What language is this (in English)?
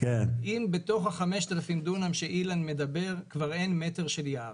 Hebrew